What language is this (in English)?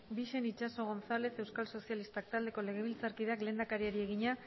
Basque